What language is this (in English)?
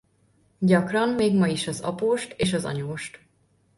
Hungarian